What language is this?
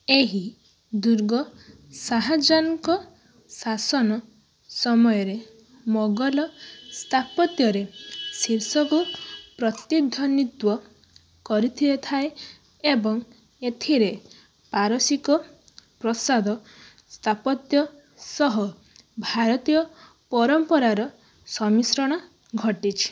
Odia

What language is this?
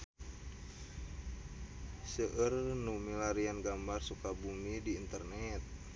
Sundanese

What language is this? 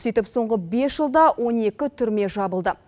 Kazakh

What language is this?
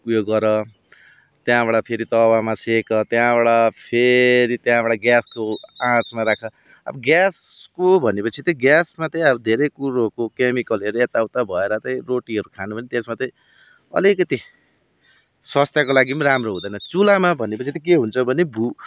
Nepali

